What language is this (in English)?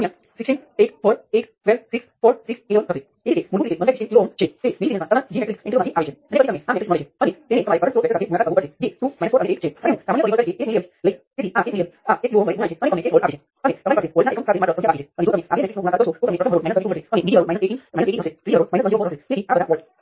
Gujarati